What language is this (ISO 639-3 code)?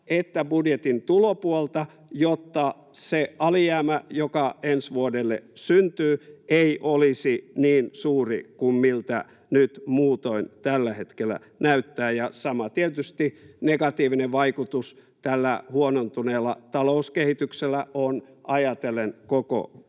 fin